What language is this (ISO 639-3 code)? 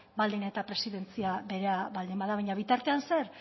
eus